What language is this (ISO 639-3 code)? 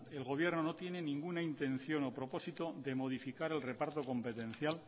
spa